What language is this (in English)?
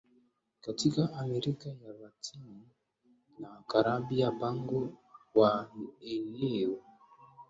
Swahili